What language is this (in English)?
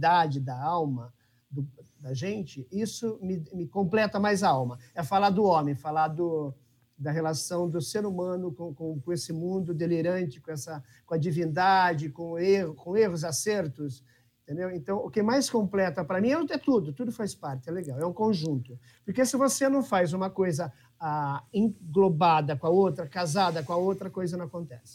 Portuguese